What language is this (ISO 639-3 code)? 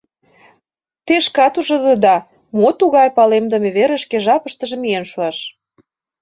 chm